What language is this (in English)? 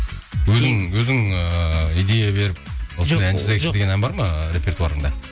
Kazakh